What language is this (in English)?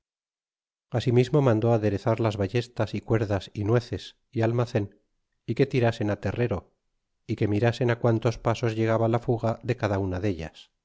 Spanish